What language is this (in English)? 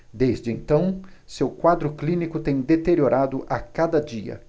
Portuguese